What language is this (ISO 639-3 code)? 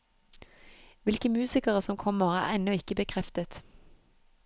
nor